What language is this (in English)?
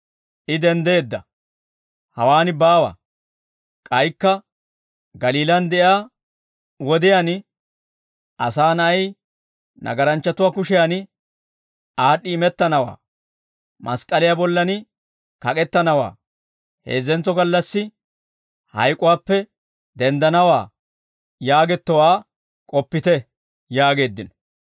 Dawro